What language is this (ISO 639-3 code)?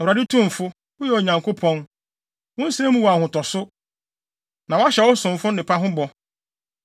aka